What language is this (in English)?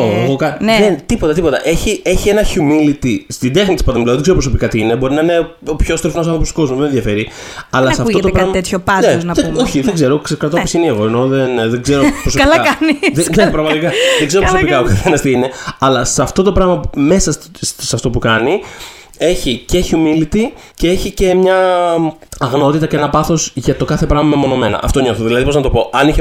Greek